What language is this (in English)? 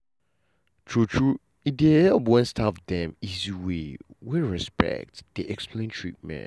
Nigerian Pidgin